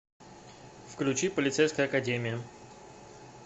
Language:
Russian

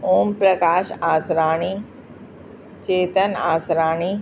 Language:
Sindhi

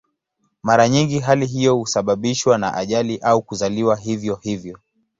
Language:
Swahili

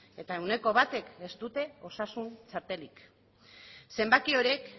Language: Basque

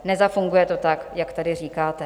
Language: Czech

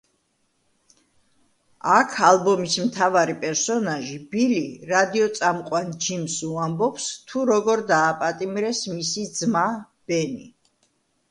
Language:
Georgian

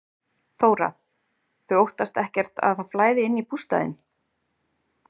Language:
Icelandic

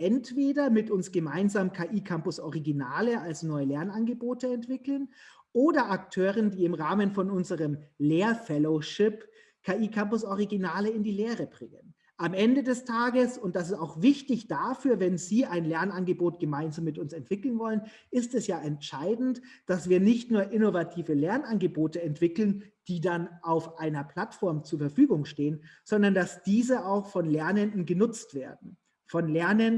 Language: German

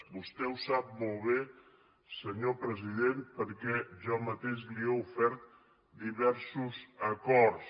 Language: Catalan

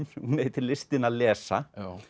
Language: Icelandic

